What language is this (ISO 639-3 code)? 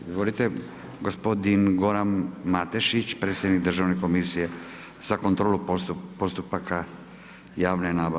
hrv